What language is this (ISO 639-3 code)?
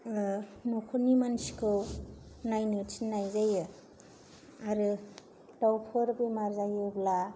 brx